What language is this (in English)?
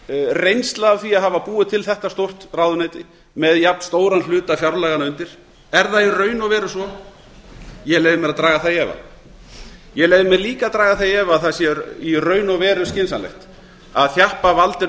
Icelandic